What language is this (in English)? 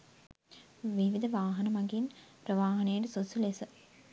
Sinhala